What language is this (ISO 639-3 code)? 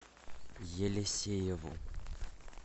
rus